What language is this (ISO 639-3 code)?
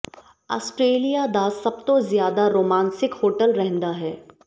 pan